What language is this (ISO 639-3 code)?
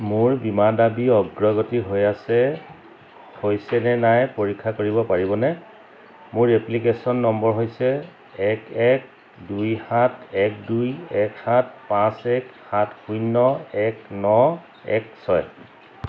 asm